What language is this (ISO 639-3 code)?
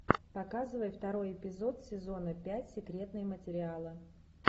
rus